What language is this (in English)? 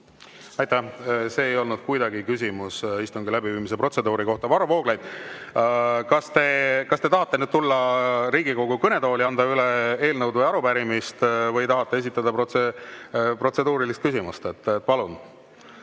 Estonian